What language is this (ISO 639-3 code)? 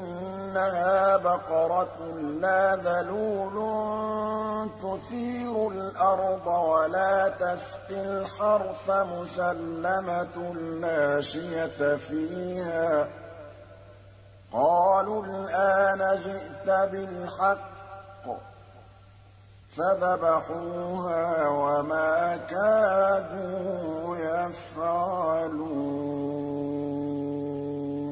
ara